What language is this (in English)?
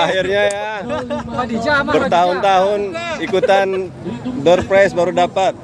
Indonesian